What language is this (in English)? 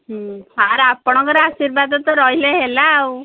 Odia